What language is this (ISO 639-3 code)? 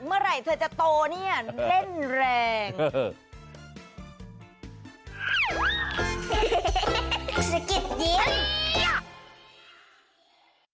tha